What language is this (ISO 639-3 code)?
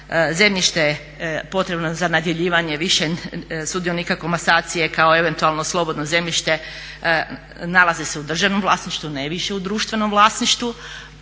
hrv